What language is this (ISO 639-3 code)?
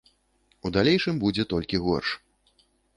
bel